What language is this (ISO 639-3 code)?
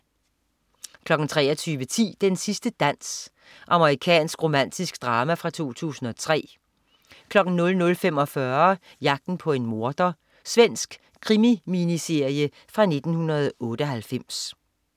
dan